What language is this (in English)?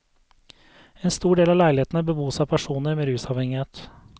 Norwegian